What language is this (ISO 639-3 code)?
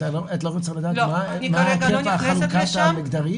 heb